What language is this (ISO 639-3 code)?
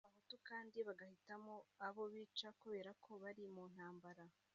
kin